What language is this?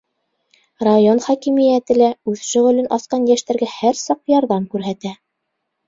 Bashkir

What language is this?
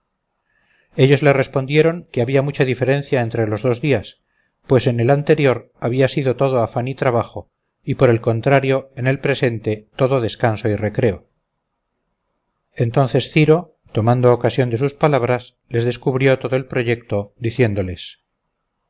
Spanish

